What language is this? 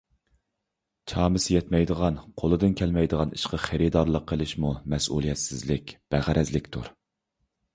Uyghur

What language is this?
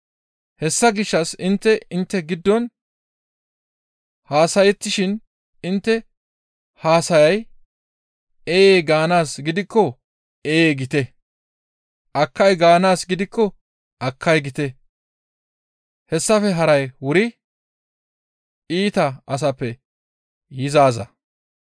Gamo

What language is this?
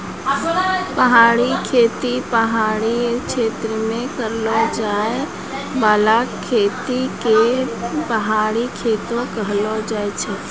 Maithili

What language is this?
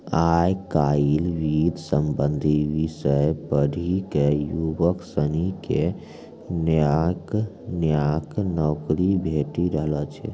Maithili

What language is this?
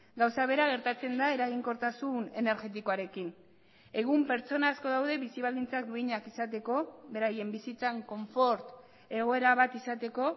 Basque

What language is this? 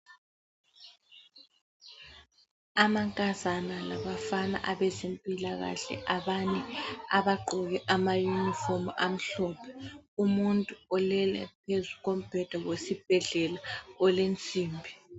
North Ndebele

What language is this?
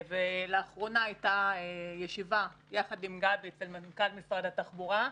Hebrew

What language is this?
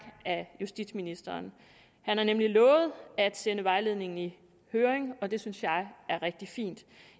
Danish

